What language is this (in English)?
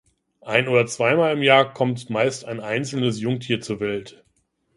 German